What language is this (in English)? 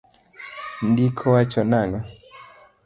Luo (Kenya and Tanzania)